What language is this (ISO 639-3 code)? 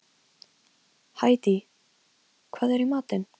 isl